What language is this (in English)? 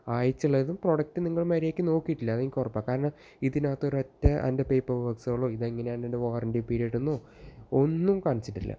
Malayalam